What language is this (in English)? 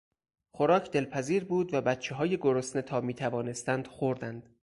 Persian